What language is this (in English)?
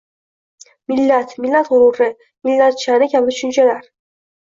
Uzbek